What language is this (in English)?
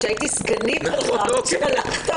Hebrew